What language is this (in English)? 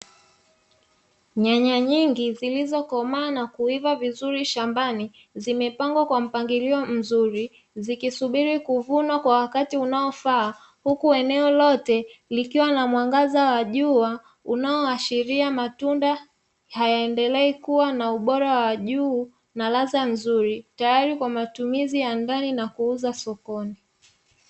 Swahili